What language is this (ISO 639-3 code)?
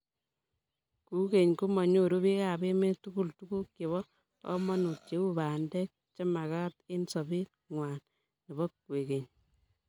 kln